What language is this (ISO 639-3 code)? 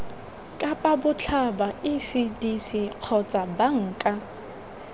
tsn